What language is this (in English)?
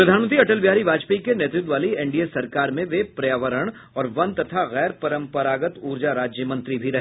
Hindi